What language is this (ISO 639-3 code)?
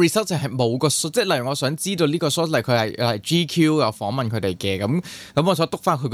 zho